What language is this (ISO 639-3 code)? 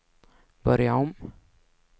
swe